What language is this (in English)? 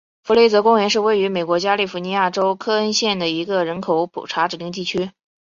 Chinese